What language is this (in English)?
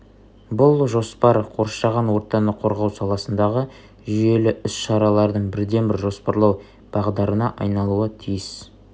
Kazakh